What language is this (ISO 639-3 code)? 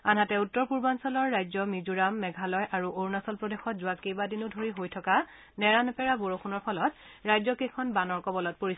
asm